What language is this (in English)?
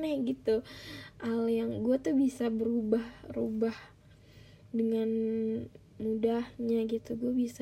Indonesian